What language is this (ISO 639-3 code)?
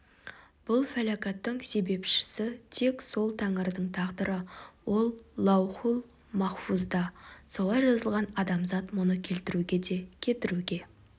kaz